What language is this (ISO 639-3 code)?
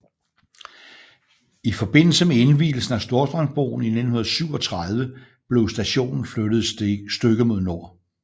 dan